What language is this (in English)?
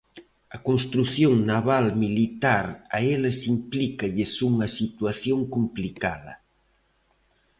Galician